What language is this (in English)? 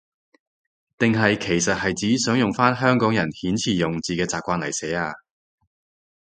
Cantonese